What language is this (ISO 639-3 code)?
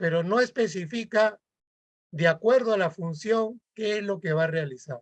spa